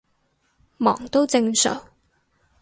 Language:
Cantonese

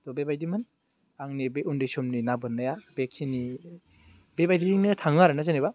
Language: Bodo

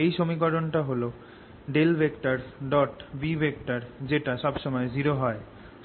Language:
Bangla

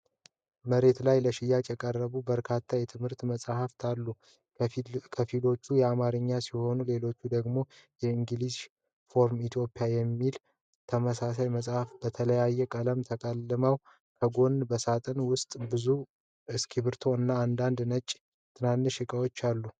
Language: Amharic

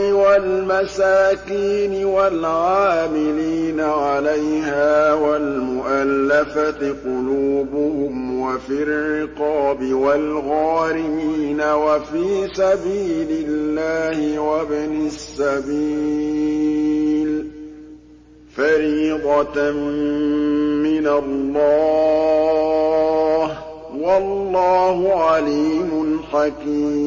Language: Arabic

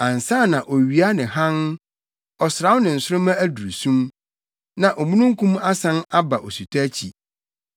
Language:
Akan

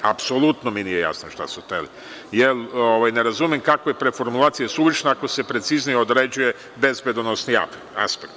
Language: Serbian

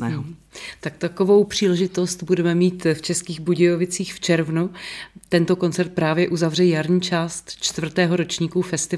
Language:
Czech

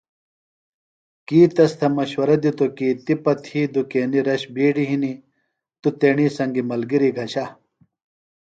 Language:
Phalura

